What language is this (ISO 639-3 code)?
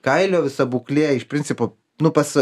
lit